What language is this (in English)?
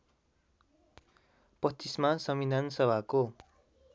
Nepali